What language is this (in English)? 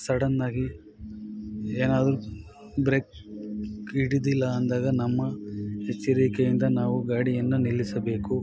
Kannada